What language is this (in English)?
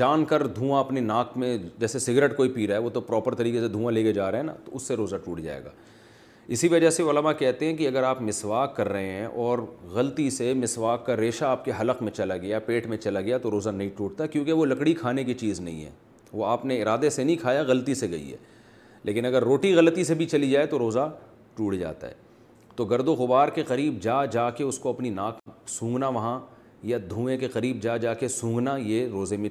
Urdu